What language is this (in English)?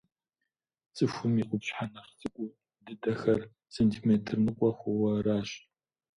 Kabardian